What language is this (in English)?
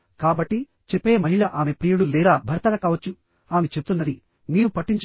Telugu